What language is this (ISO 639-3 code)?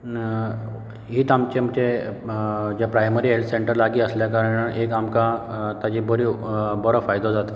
kok